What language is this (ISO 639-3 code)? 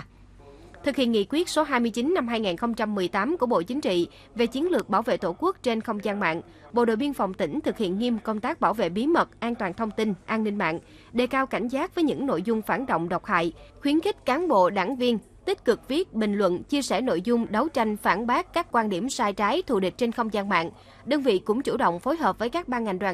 vie